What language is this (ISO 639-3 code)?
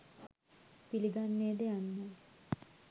sin